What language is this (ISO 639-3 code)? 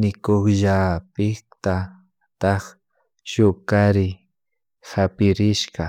qug